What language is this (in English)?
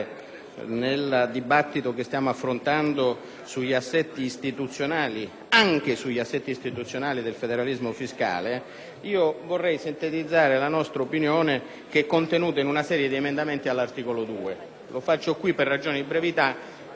Italian